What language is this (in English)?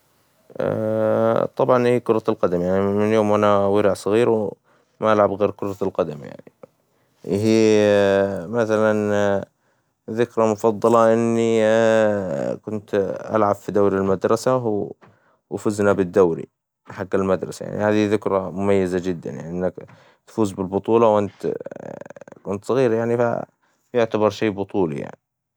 Hijazi Arabic